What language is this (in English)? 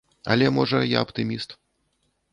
Belarusian